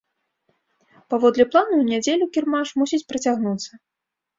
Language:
Belarusian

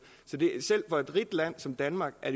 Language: Danish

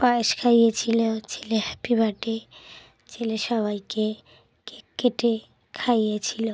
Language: Bangla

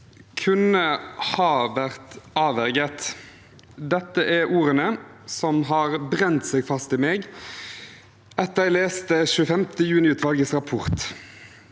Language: Norwegian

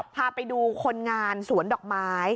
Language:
Thai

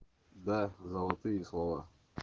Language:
Russian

